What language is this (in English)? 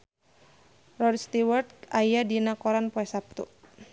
Sundanese